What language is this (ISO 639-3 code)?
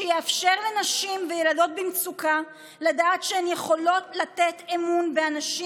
heb